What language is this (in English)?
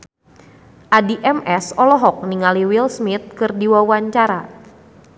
Sundanese